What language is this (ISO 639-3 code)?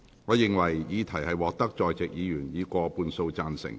yue